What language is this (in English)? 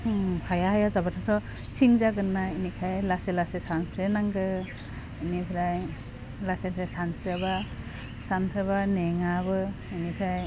Bodo